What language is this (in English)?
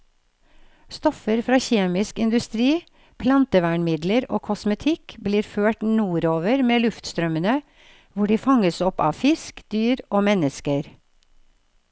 Norwegian